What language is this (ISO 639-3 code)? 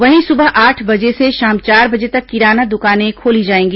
hin